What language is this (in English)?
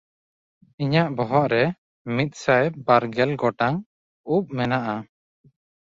Santali